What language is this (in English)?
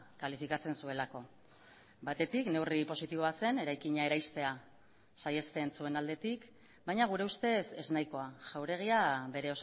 Basque